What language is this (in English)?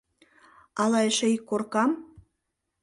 Mari